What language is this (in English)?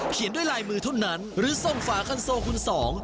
Thai